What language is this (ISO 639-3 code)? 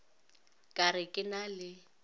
nso